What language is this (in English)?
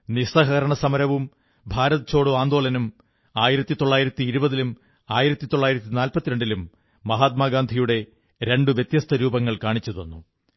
Malayalam